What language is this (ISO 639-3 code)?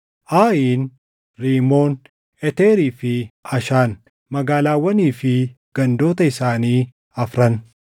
orm